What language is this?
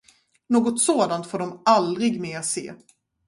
Swedish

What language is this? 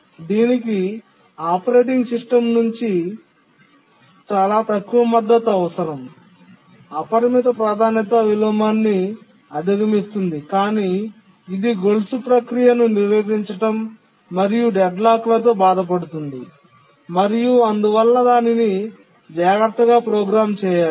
Telugu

